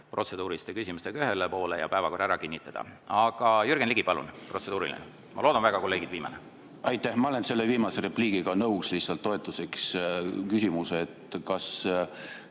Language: Estonian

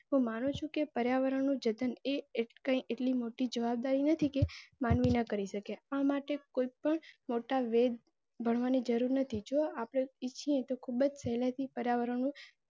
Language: Gujarati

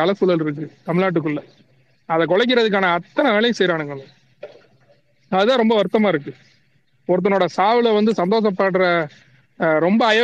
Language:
Tamil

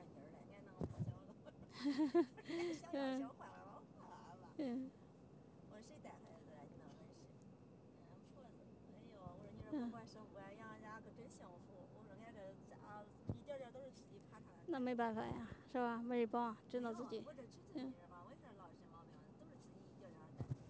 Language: Chinese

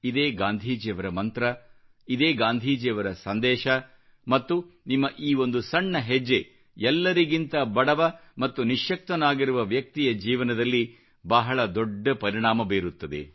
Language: Kannada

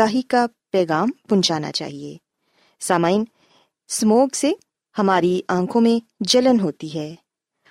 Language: Urdu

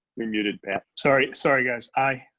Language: English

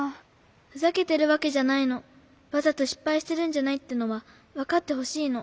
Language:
Japanese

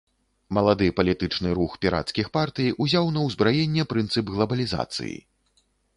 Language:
Belarusian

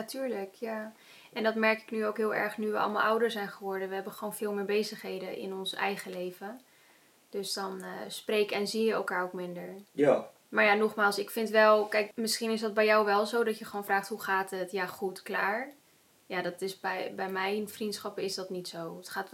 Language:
Dutch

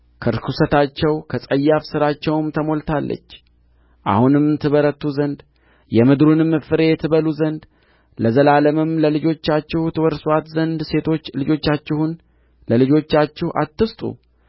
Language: Amharic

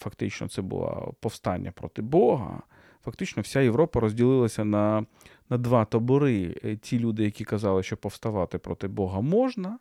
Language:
Ukrainian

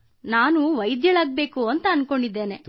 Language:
Kannada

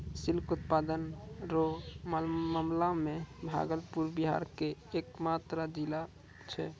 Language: Maithili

